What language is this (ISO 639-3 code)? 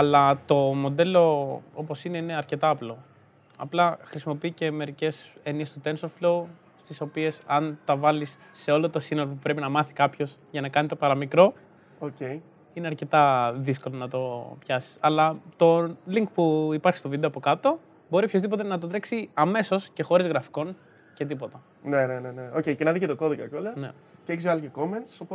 ell